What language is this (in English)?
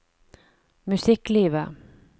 Norwegian